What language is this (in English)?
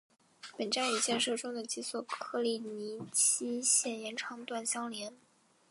Chinese